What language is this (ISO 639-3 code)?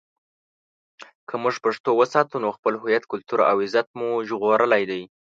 pus